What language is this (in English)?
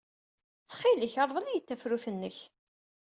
Kabyle